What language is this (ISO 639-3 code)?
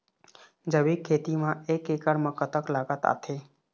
hne